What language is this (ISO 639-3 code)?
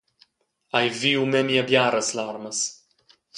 roh